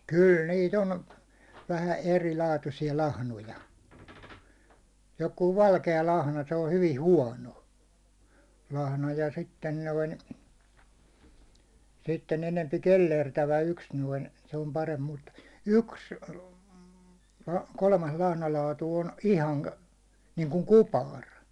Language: Finnish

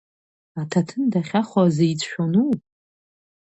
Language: Abkhazian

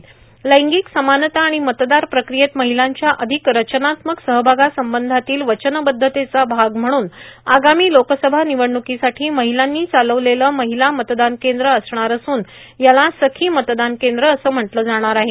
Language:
Marathi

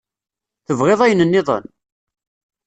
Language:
Kabyle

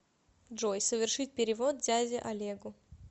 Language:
Russian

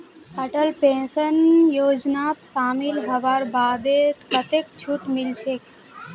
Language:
Magahi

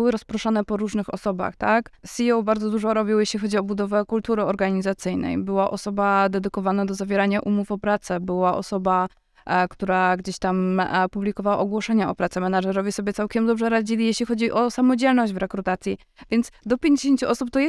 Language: Polish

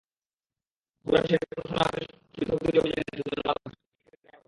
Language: Bangla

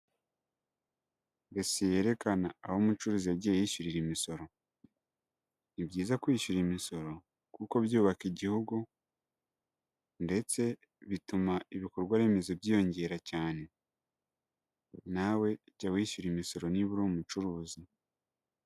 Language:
Kinyarwanda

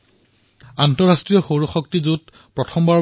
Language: Assamese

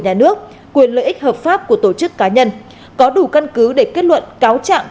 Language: Vietnamese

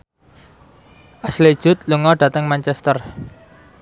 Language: Javanese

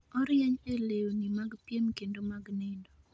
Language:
Luo (Kenya and Tanzania)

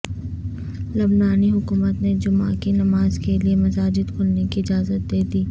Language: Urdu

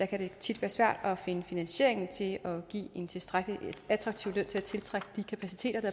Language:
Danish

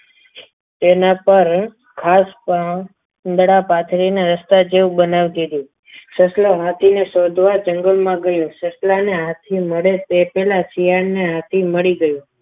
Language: Gujarati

